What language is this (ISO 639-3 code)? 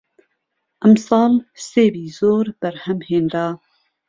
ckb